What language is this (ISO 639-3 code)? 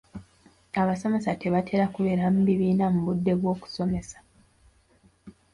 lug